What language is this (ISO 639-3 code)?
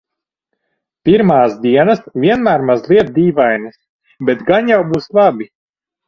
lav